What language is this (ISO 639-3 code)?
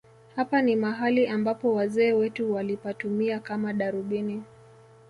swa